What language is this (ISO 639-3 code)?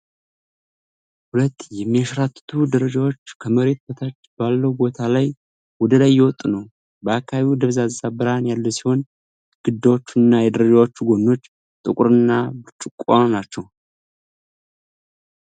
amh